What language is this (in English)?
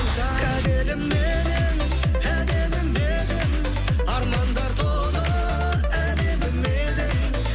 Kazakh